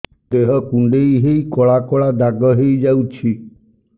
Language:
Odia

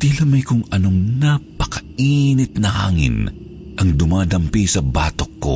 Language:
Filipino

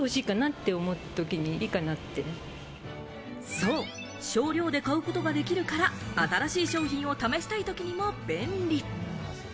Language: Japanese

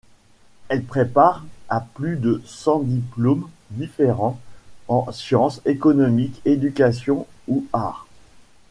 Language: French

